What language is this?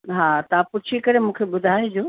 Sindhi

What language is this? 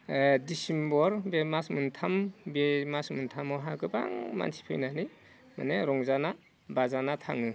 Bodo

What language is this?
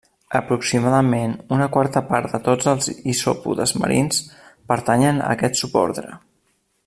Catalan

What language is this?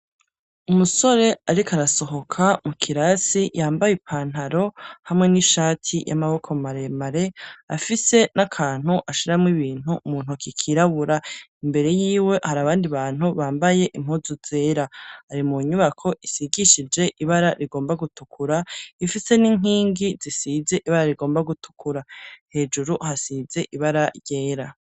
Rundi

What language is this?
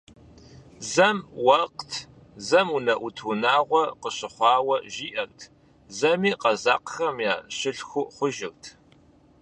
Kabardian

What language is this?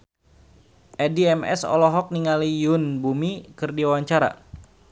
Sundanese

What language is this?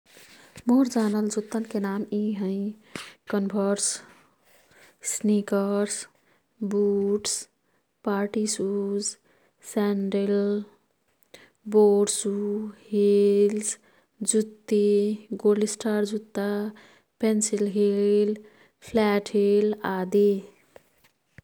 Kathoriya Tharu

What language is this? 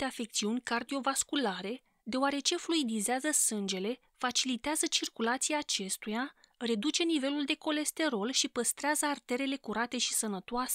Romanian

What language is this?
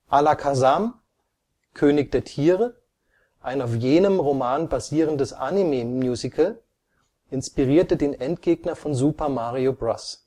German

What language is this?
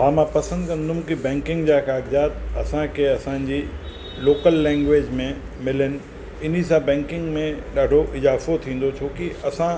Sindhi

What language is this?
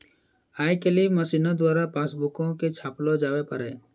Maithili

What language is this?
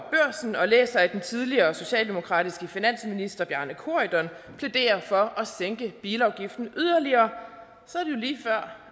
Danish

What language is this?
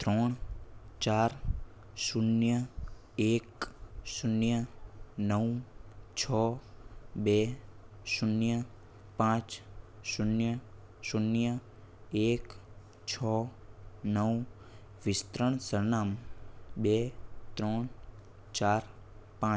Gujarati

